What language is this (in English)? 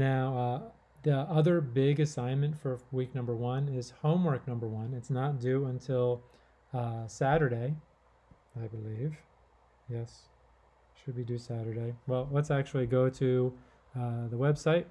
English